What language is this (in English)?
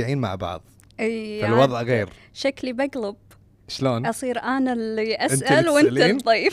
Arabic